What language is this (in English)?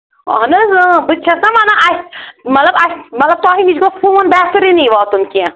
Kashmiri